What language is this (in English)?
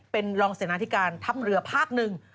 Thai